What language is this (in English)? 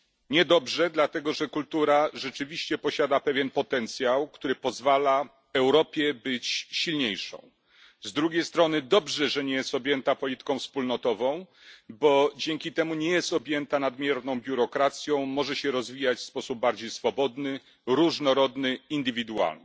Polish